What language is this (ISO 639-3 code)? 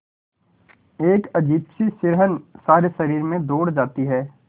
hin